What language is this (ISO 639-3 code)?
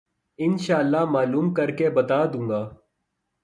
urd